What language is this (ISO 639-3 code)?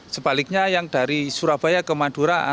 ind